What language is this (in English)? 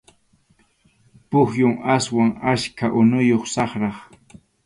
Arequipa-La Unión Quechua